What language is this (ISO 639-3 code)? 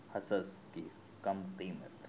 urd